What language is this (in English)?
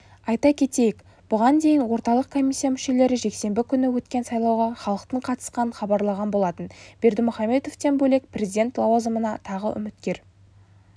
Kazakh